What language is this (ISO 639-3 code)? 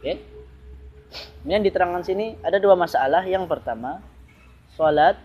msa